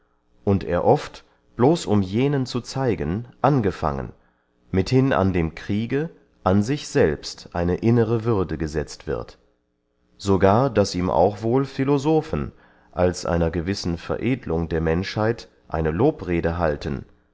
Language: German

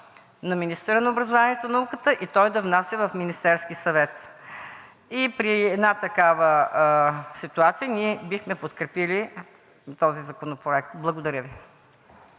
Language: Bulgarian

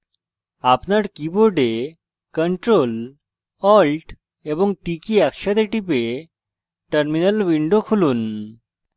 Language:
Bangla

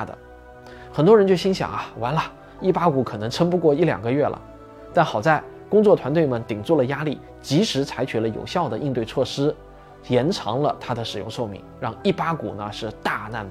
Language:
Chinese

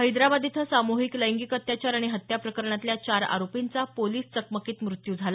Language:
Marathi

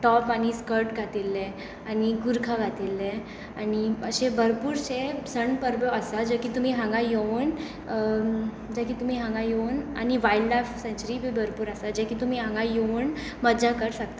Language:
Konkani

